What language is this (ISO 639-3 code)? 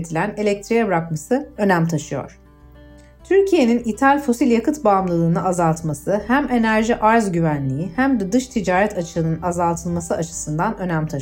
tur